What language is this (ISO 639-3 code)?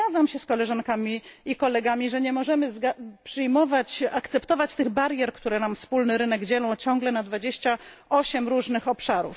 pol